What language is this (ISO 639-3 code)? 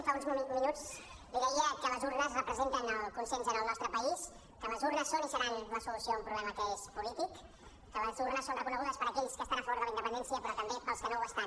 cat